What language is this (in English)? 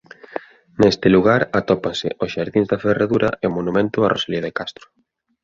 Galician